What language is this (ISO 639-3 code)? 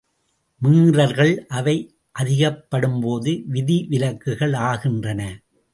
tam